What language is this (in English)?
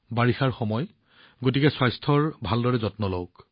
Assamese